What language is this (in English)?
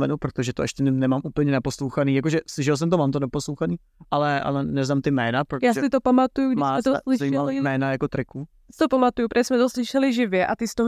Czech